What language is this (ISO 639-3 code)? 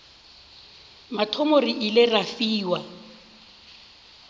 nso